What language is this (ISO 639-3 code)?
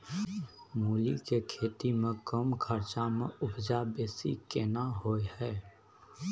mai